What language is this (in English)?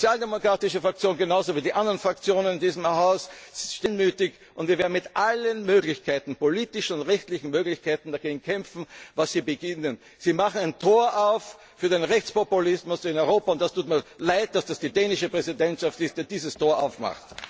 German